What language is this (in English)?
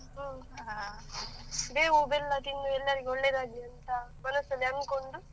Kannada